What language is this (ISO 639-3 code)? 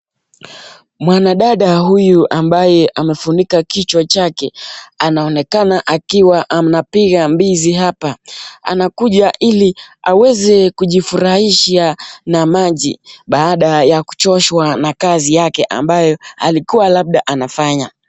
swa